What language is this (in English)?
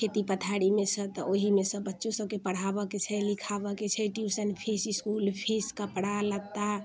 Maithili